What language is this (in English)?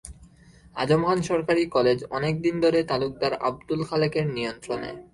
Bangla